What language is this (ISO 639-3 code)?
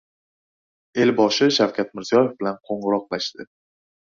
uzb